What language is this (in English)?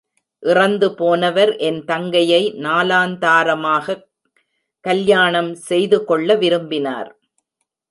Tamil